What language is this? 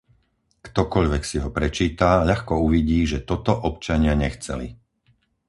Slovak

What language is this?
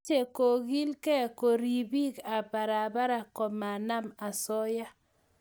Kalenjin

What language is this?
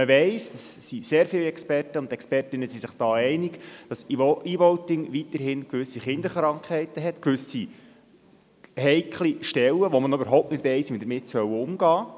Swiss German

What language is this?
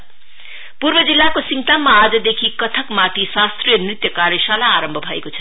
Nepali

